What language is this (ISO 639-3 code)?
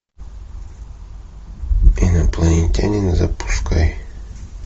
rus